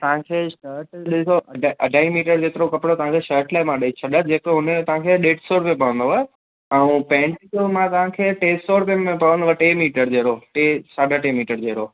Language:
Sindhi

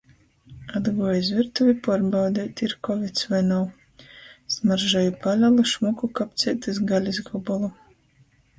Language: Latgalian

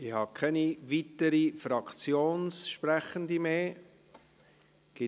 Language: Swiss German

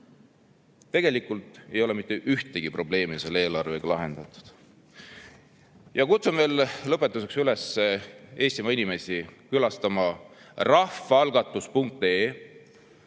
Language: Estonian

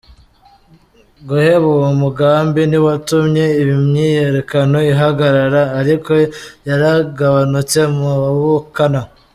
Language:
Kinyarwanda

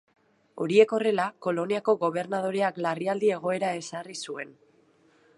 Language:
Basque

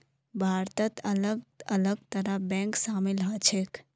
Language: Magahi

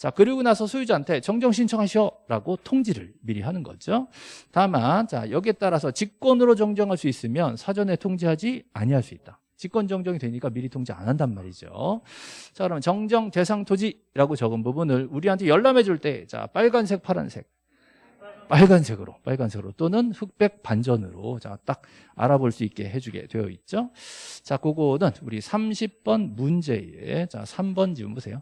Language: Korean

